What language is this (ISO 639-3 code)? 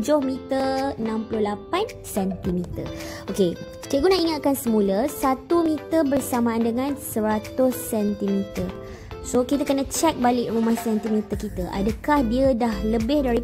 msa